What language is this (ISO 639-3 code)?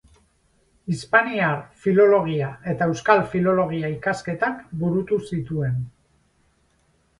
eus